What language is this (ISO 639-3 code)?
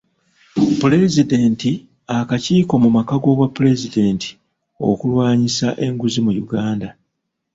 lug